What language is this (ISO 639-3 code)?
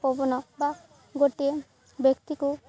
ori